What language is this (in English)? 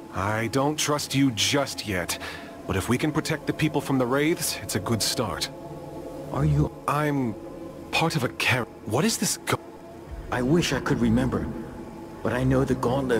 English